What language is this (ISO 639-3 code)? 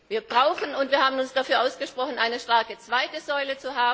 deu